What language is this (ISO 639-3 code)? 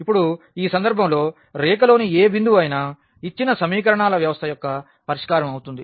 tel